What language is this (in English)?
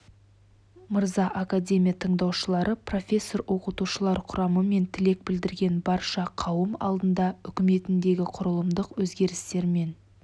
Kazakh